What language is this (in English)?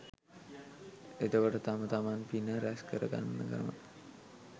Sinhala